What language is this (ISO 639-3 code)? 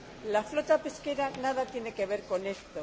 spa